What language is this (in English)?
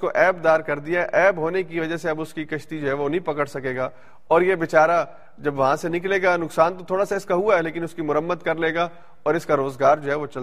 Urdu